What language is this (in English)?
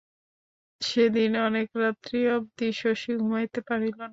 Bangla